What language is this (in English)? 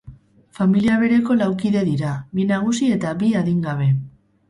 Basque